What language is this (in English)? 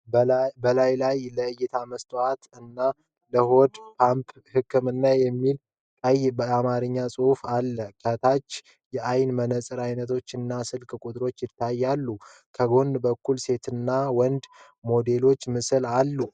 Amharic